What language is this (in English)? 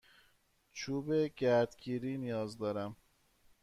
Persian